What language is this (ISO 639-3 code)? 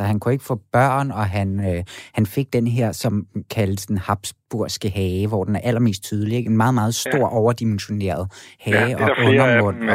dan